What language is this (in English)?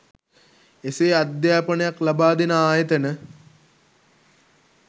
Sinhala